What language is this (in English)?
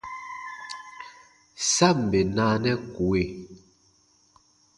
Baatonum